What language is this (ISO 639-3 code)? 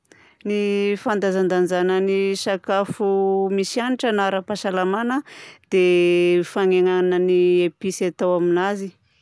bzc